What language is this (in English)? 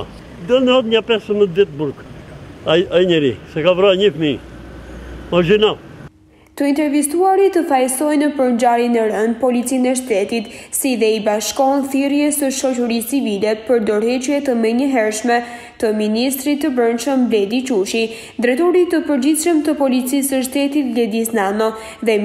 Romanian